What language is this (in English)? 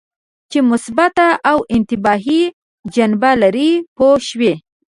Pashto